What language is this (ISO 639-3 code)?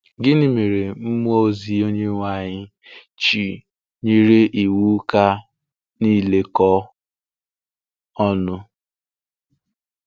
ibo